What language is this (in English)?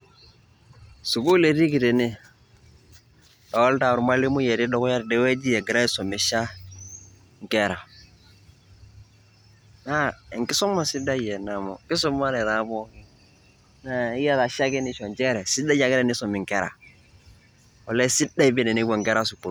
Masai